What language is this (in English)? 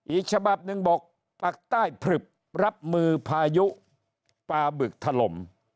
Thai